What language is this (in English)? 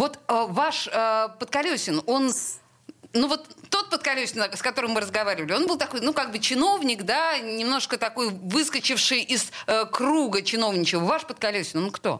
Russian